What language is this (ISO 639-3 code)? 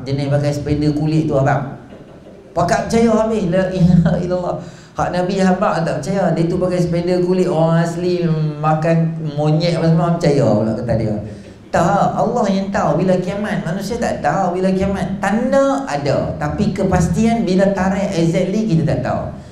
msa